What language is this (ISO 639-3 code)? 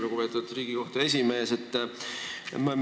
est